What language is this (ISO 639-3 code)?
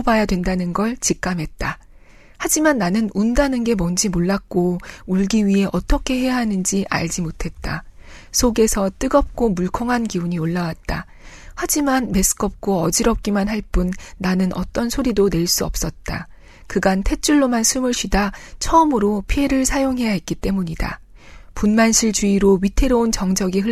kor